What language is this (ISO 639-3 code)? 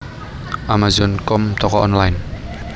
jav